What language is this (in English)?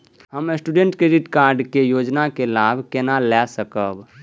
Maithili